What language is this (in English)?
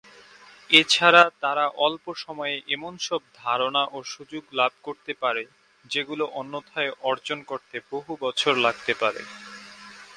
Bangla